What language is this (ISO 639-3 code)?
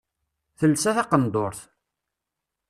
kab